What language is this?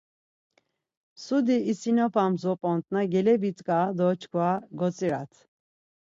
Laz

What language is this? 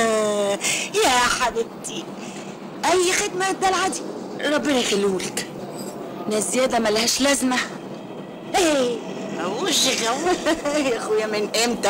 Arabic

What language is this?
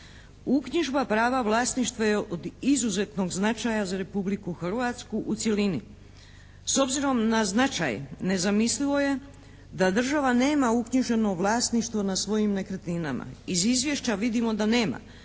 Croatian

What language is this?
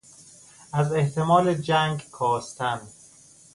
Persian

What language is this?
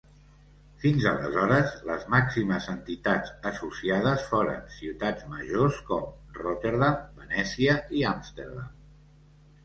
Catalan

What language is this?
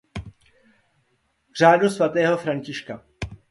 Czech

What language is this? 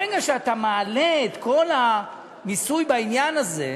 Hebrew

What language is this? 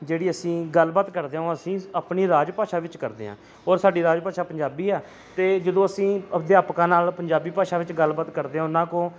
Punjabi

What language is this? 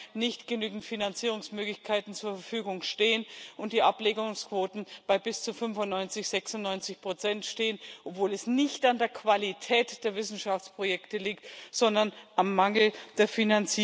German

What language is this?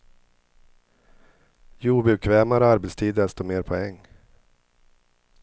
Swedish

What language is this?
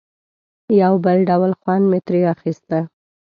Pashto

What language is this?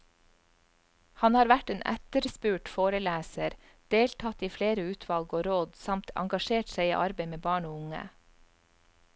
Norwegian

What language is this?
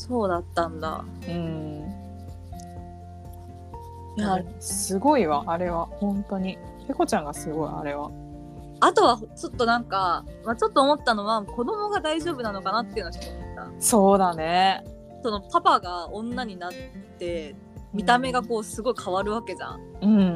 Japanese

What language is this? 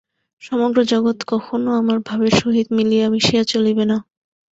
Bangla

